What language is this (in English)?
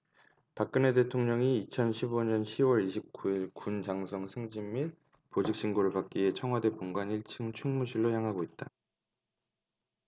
Korean